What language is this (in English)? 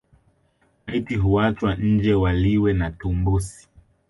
Swahili